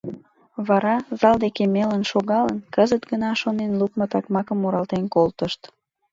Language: Mari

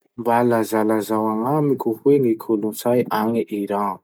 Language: Masikoro Malagasy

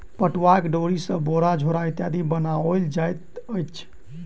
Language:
Maithili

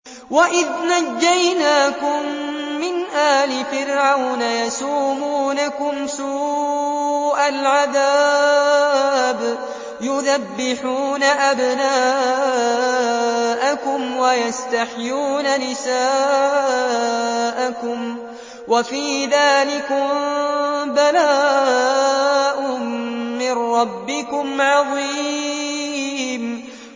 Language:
Arabic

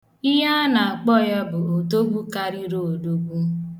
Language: Igbo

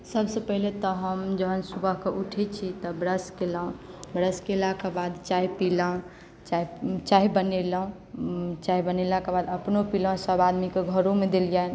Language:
Maithili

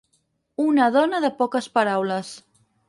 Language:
Catalan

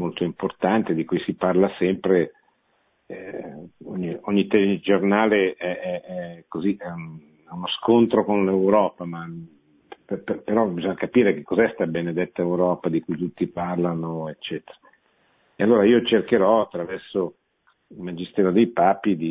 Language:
Italian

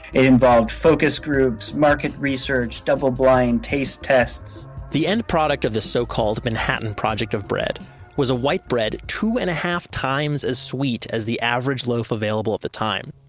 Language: English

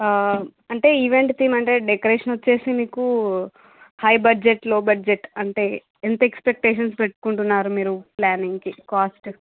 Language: Telugu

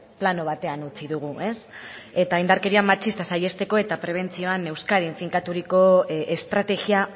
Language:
Basque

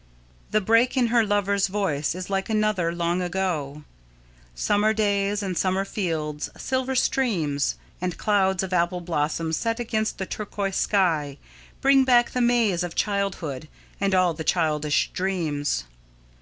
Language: English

